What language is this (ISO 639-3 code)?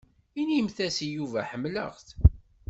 kab